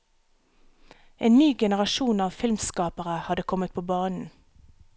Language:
Norwegian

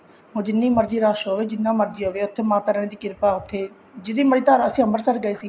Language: Punjabi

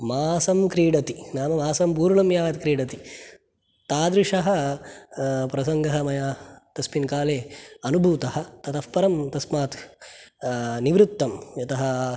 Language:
Sanskrit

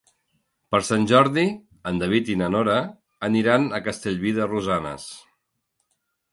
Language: Catalan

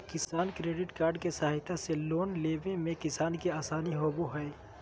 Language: Magahi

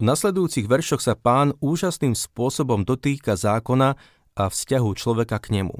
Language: Slovak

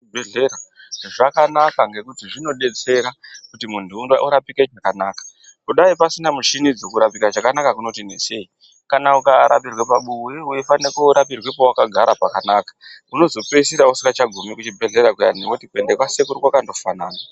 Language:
Ndau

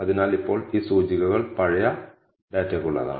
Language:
Malayalam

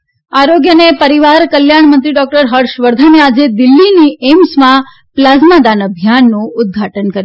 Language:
Gujarati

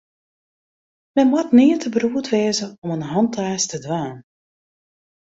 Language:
Western Frisian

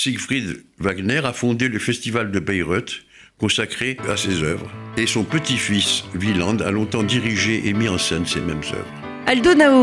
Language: French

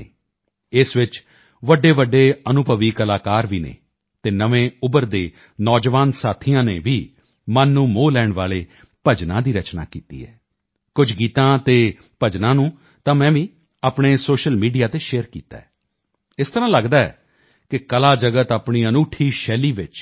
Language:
Punjabi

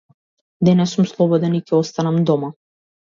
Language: Macedonian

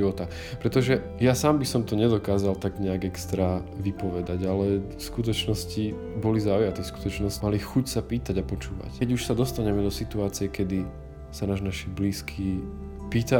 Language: Slovak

